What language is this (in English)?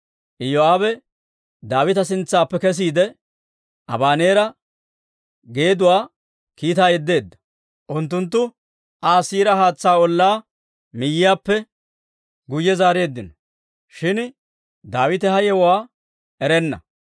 Dawro